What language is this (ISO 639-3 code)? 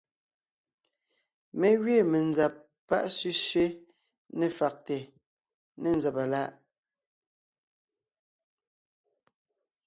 nnh